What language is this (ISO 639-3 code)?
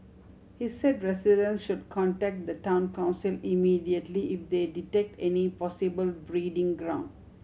eng